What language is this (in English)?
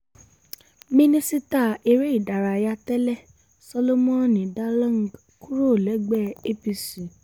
Yoruba